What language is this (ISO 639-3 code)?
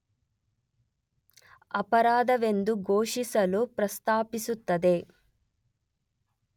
kan